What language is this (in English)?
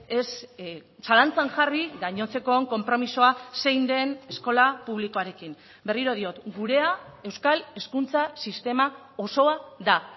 Basque